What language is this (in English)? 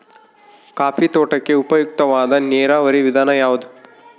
Kannada